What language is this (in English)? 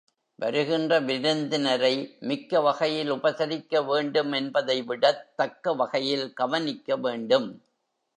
Tamil